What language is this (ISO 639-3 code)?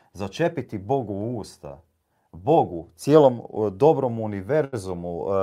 hrv